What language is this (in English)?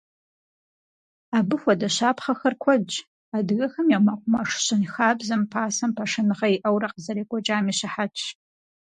Kabardian